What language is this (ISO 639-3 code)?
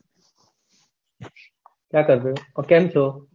guj